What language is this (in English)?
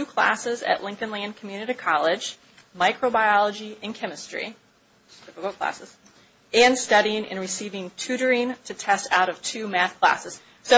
English